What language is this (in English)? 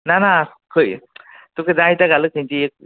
Konkani